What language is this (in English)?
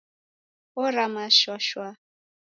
Taita